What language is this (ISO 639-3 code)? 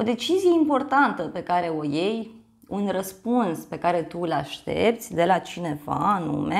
ron